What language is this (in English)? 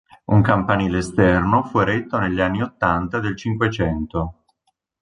Italian